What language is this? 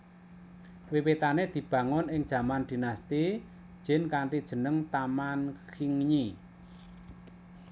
Javanese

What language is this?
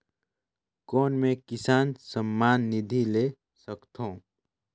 Chhattisgarhi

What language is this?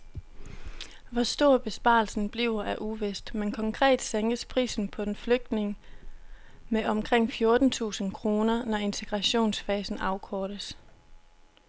Danish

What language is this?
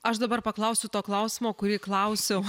Lithuanian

